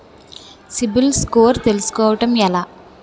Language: Telugu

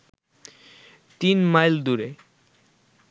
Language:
Bangla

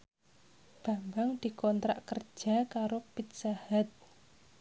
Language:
Javanese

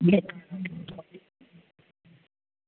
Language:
Dogri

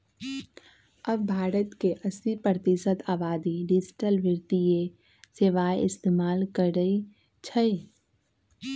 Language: Magahi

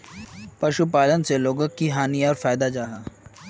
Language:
Magahi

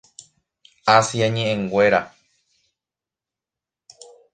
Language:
Guarani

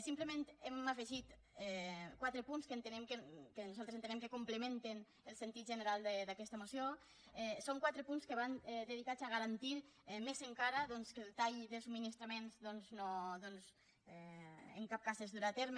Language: Catalan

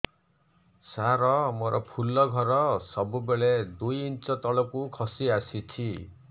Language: Odia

